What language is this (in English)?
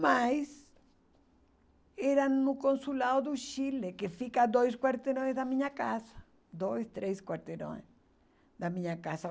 Portuguese